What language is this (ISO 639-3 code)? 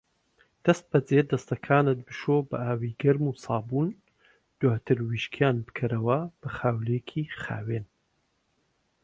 ckb